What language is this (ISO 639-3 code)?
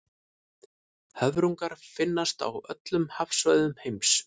isl